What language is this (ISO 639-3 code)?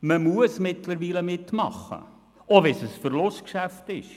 gsw